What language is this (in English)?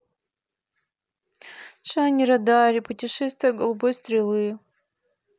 Russian